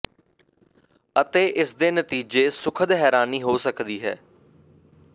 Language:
Punjabi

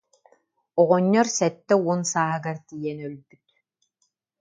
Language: Yakut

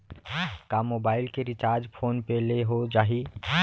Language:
Chhattisgarhi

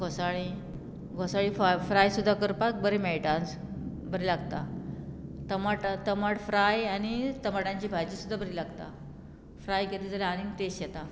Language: Konkani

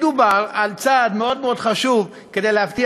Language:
Hebrew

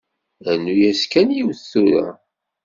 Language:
Kabyle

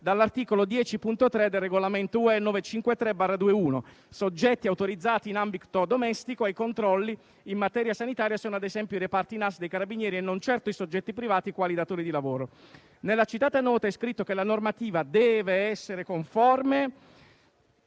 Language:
Italian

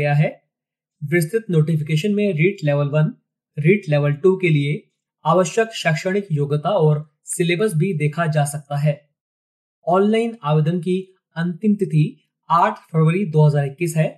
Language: Hindi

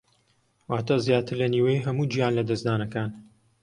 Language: Central Kurdish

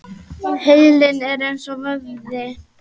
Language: Icelandic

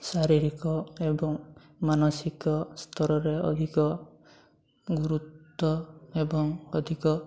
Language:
Odia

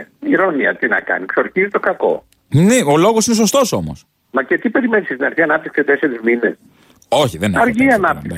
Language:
Greek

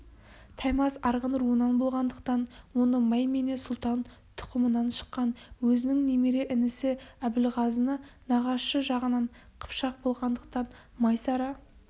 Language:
Kazakh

